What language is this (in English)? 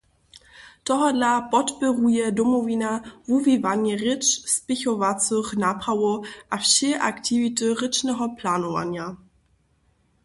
Upper Sorbian